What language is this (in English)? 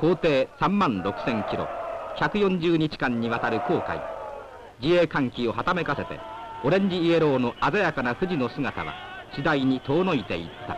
Japanese